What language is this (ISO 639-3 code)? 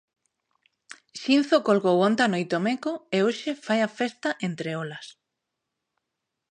glg